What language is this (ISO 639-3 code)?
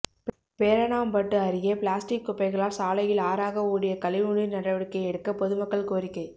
tam